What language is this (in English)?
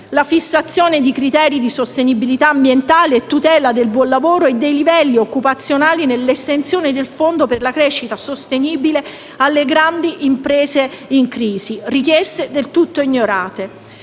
Italian